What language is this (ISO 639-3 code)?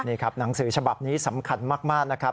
tha